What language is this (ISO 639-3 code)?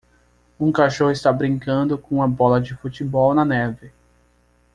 por